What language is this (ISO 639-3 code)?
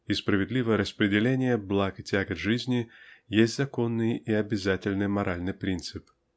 rus